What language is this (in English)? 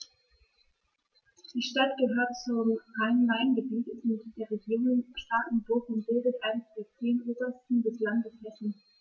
German